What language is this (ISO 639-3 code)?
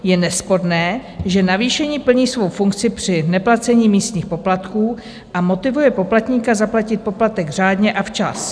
ces